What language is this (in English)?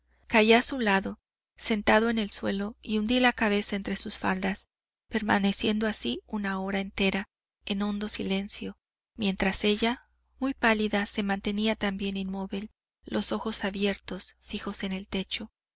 Spanish